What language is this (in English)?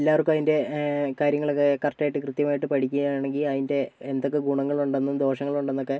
Malayalam